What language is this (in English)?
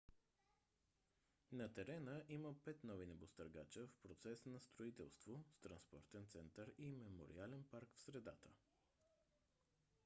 Bulgarian